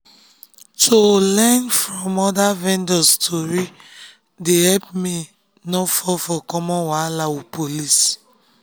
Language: Nigerian Pidgin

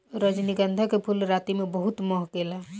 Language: Bhojpuri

